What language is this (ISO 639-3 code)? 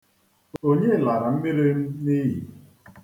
ibo